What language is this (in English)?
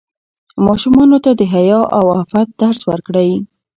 Pashto